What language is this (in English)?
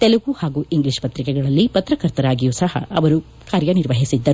Kannada